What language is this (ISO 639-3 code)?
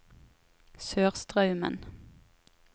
nor